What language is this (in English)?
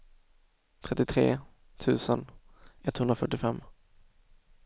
Swedish